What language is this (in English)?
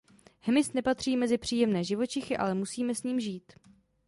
Czech